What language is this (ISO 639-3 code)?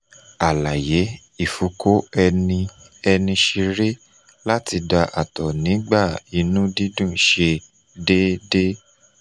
yor